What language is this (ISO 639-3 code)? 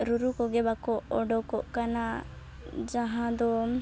sat